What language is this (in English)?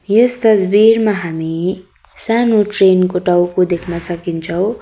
Nepali